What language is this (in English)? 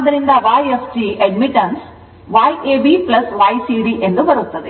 Kannada